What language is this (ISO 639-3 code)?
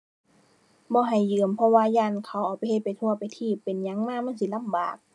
tha